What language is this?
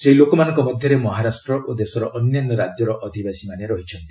Odia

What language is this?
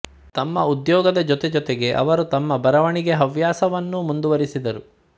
Kannada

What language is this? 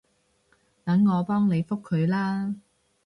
Cantonese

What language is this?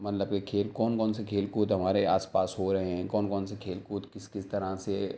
Urdu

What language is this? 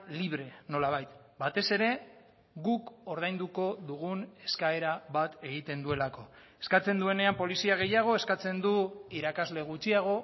Basque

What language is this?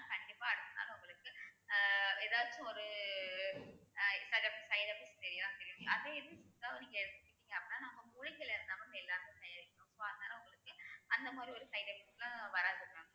Tamil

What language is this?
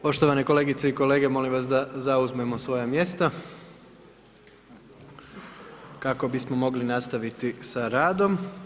Croatian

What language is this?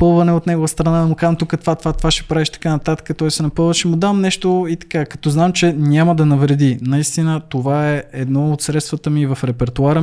Bulgarian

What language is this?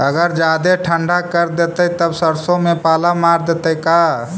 Magahi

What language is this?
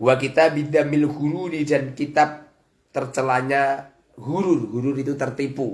Indonesian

